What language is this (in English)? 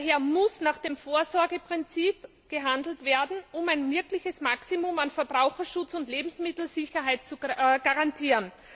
German